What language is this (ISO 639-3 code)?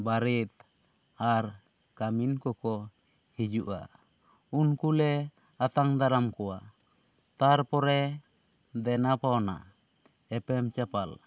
sat